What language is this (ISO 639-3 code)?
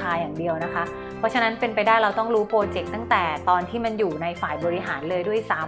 tha